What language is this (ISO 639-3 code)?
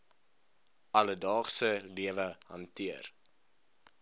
afr